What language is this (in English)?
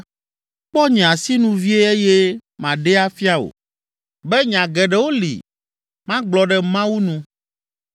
Ewe